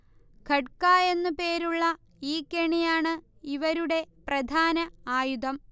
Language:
Malayalam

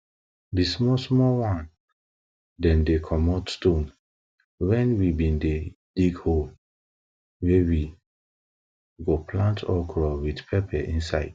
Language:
Nigerian Pidgin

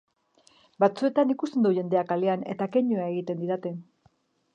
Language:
Basque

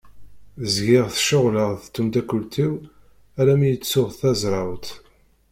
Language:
Kabyle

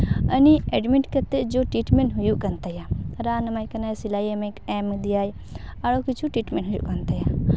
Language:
Santali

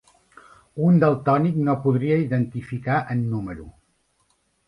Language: Catalan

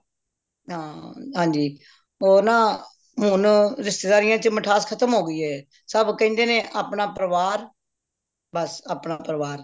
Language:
Punjabi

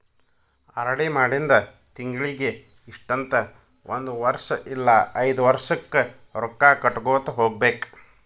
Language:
Kannada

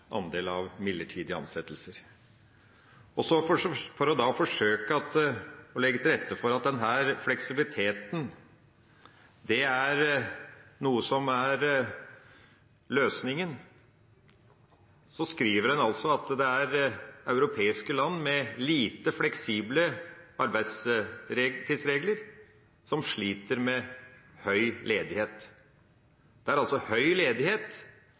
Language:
Norwegian Bokmål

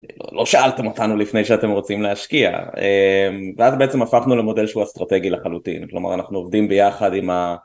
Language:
Hebrew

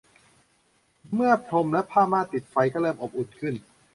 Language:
Thai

